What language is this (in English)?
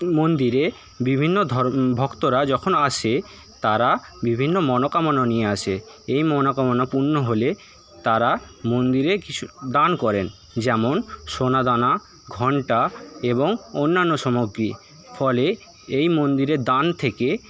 Bangla